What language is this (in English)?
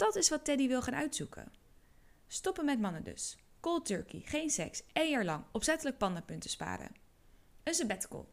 Dutch